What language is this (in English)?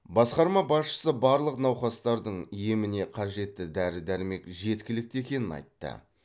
Kazakh